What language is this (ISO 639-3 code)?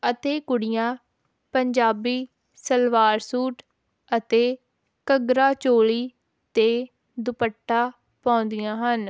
pan